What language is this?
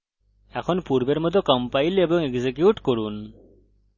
Bangla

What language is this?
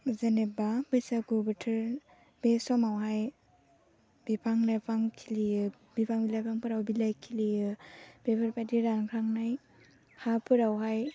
Bodo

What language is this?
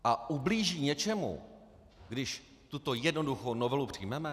Czech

